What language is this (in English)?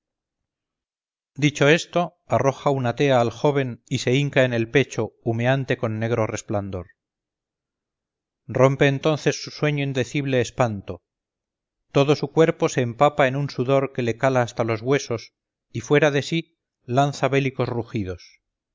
Spanish